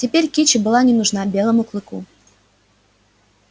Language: Russian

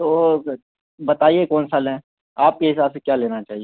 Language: Urdu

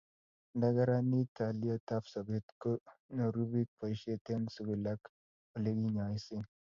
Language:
Kalenjin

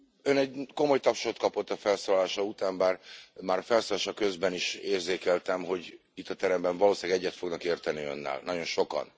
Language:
Hungarian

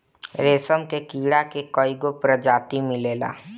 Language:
Bhojpuri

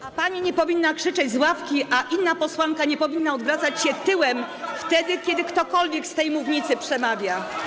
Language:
Polish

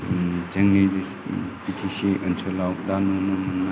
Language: Bodo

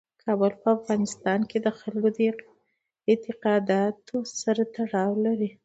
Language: Pashto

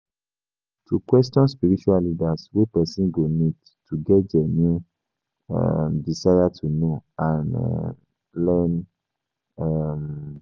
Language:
Nigerian Pidgin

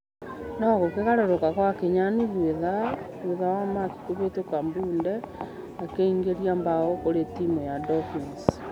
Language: Kikuyu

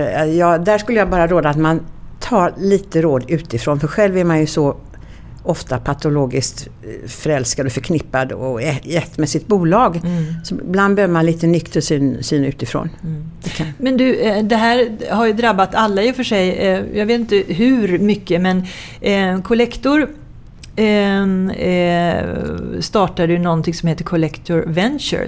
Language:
Swedish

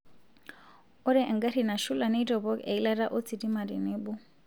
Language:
Masai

